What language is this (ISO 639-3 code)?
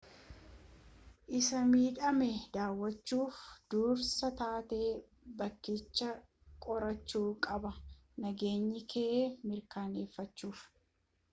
orm